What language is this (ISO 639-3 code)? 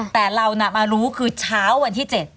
tha